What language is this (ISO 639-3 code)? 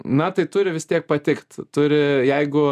lit